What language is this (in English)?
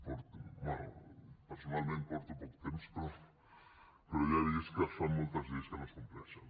Catalan